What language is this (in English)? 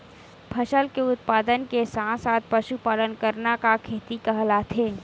Chhattisgarhi